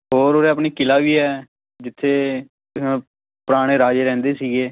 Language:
Punjabi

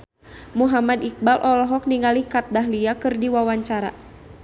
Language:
Sundanese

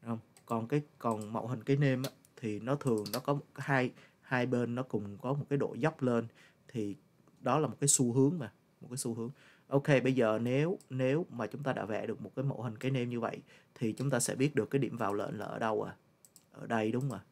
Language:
Vietnamese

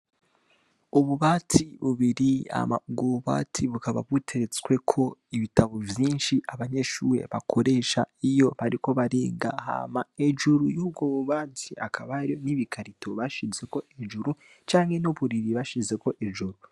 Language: Rundi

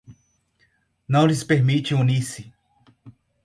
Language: Portuguese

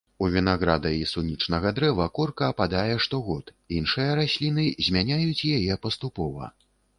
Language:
Belarusian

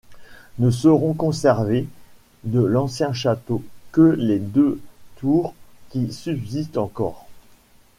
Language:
French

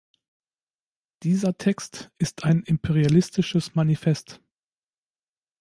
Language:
German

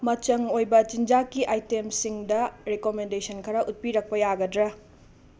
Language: Manipuri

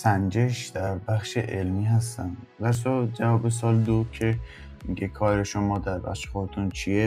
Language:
Persian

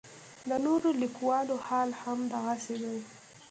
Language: Pashto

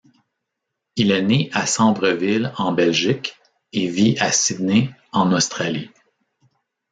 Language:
French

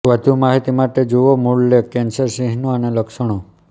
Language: Gujarati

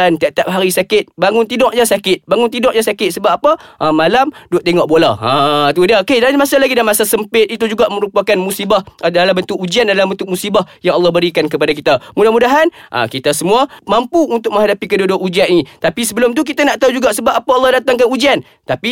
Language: Malay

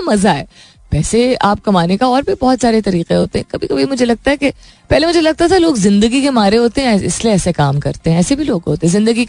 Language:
Hindi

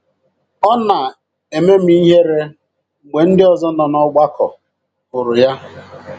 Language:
Igbo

